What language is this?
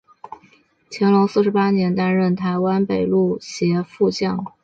Chinese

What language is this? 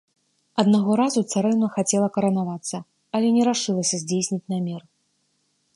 Belarusian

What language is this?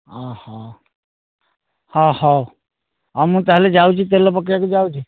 Odia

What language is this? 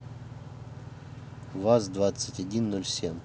Russian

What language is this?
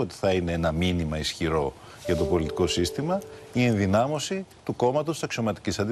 Greek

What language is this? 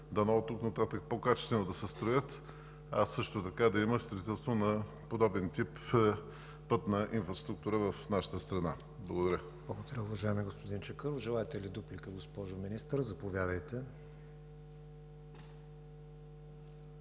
Bulgarian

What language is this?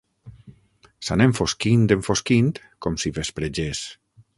Catalan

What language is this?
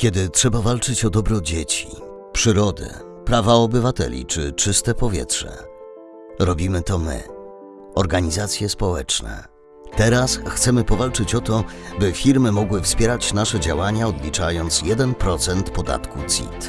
Polish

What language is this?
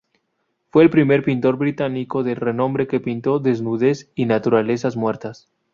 Spanish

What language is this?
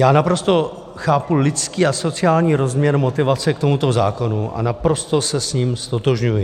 Czech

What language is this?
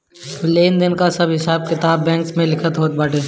Bhojpuri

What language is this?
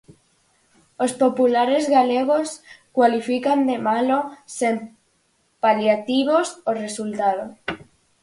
Galician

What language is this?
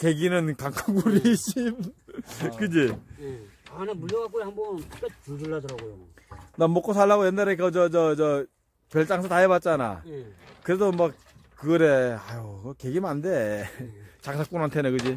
Korean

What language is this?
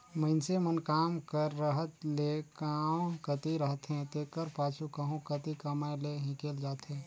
Chhattisgarhi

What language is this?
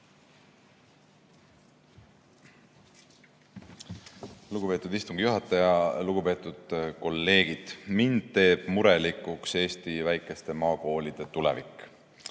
Estonian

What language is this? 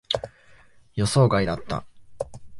Japanese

